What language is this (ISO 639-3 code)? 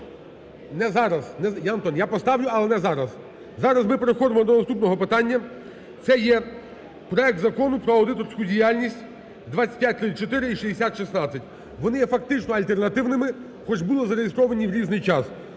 ukr